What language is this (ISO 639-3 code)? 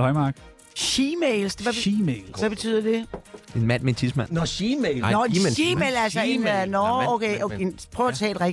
dan